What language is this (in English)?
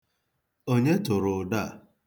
Igbo